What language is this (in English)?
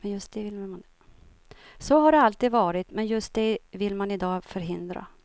Swedish